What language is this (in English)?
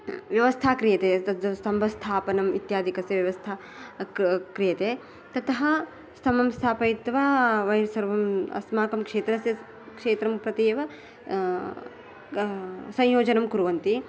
Sanskrit